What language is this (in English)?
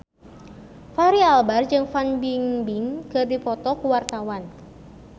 Sundanese